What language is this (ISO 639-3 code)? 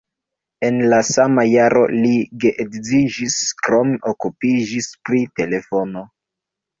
epo